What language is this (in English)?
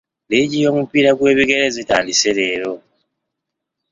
Ganda